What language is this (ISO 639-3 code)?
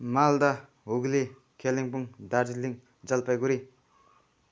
nep